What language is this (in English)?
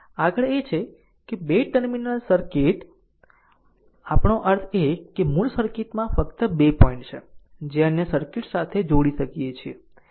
Gujarati